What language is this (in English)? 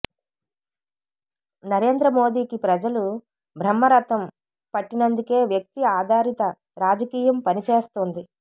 Telugu